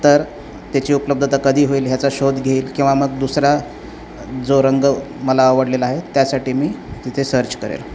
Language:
Marathi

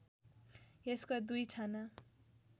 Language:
Nepali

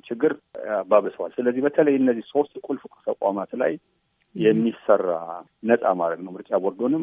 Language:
Amharic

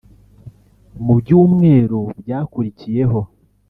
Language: Kinyarwanda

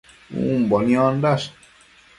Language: Matsés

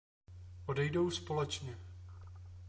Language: Czech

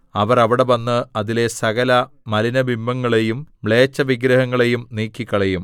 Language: Malayalam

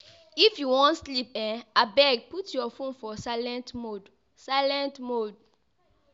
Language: Nigerian Pidgin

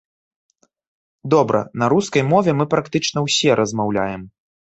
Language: Belarusian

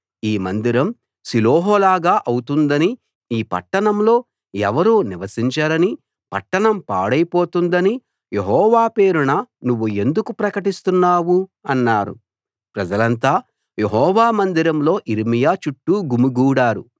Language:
Telugu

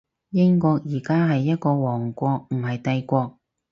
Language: Cantonese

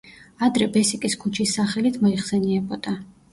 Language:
Georgian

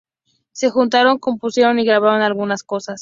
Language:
Spanish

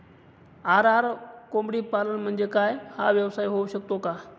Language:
Marathi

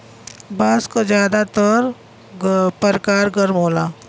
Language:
Bhojpuri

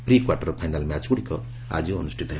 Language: Odia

